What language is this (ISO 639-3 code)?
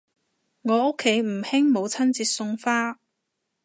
yue